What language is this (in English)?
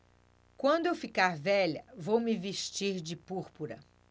Portuguese